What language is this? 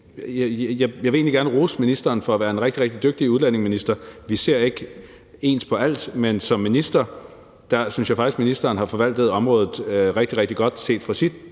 Danish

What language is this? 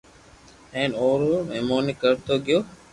Loarki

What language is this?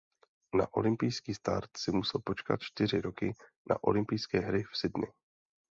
Czech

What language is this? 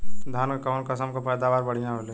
Bhojpuri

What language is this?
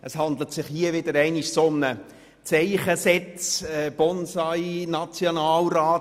Swiss German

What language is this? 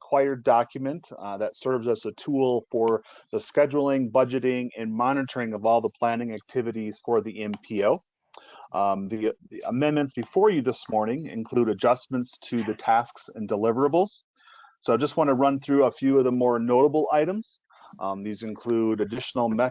English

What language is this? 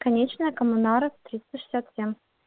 Russian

